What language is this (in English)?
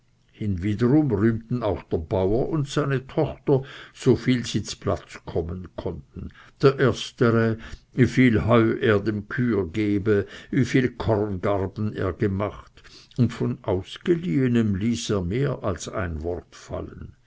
German